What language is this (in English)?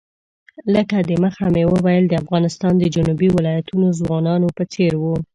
Pashto